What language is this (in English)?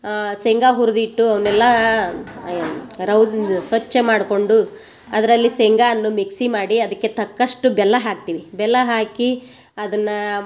Kannada